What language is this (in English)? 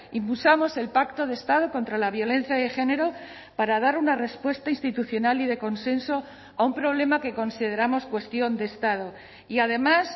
Spanish